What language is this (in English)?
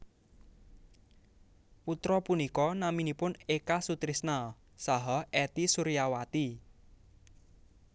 Javanese